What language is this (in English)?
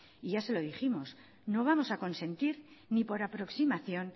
Spanish